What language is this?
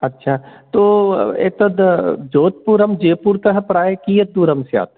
Sanskrit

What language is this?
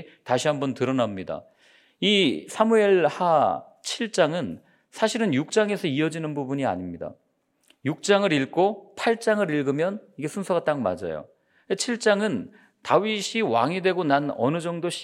Korean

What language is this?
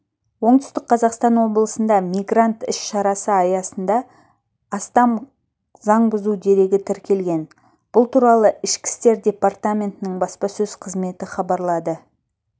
Kazakh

